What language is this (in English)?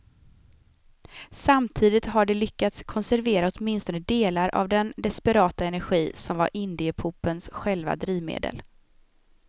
Swedish